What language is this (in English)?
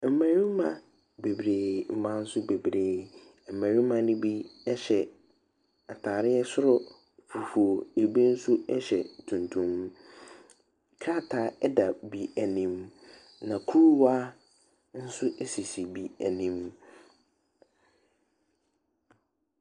Akan